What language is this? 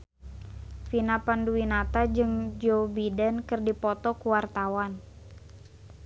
Sundanese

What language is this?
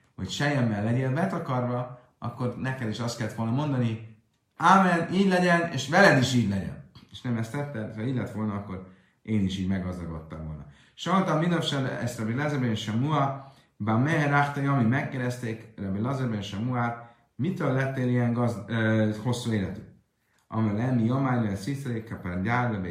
Hungarian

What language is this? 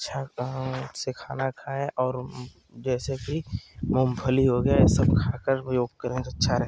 Hindi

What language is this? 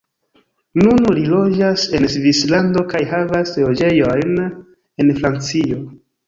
Esperanto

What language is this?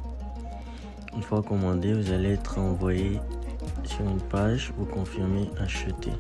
French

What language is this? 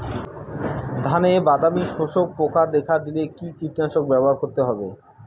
Bangla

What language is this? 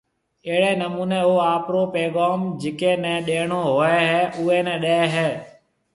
Marwari (Pakistan)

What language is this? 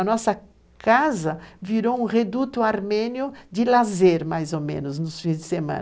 Portuguese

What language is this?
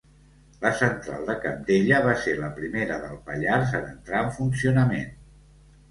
Catalan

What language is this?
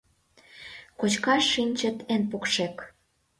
Mari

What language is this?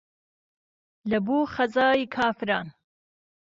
Central Kurdish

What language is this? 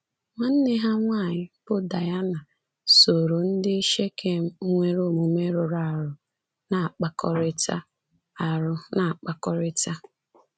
Igbo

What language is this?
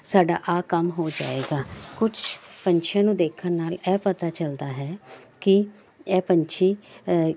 Punjabi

